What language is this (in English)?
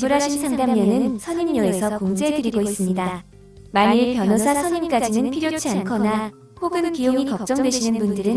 Korean